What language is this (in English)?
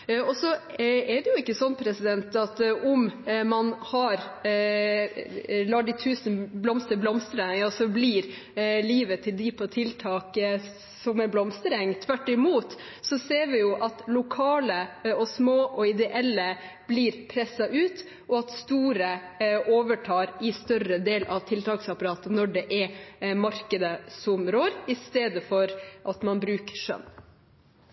Norwegian Bokmål